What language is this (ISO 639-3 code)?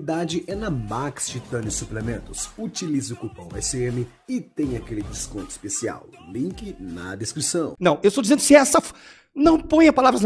por